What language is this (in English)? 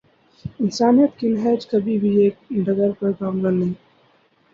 Urdu